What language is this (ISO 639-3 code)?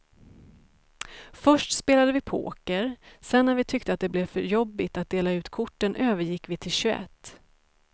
swe